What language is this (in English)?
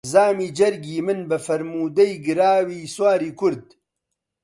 Central Kurdish